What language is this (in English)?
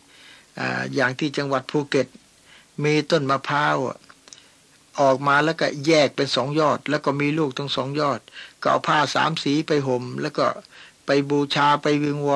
Thai